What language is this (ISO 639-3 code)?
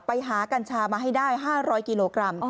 tha